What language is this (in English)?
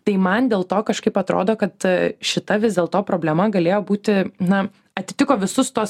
Lithuanian